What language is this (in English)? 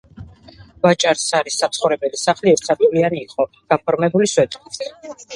Georgian